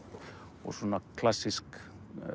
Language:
Icelandic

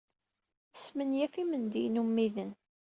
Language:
Kabyle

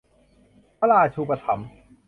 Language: Thai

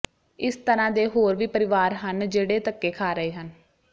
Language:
Punjabi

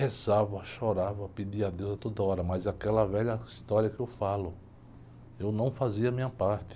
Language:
Portuguese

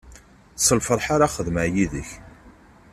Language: Kabyle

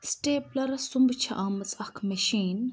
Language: Kashmiri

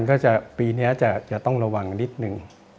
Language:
Thai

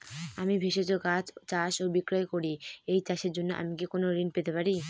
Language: Bangla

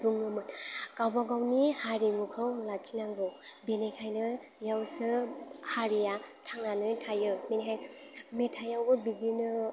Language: Bodo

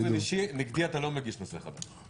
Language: Hebrew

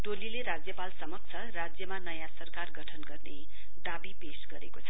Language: Nepali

